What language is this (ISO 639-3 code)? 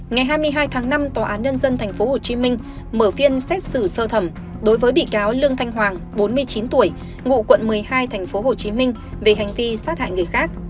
vie